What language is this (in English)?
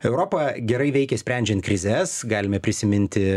Lithuanian